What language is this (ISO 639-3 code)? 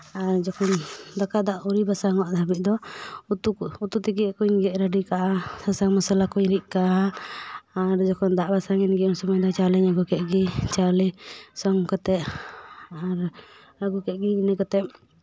sat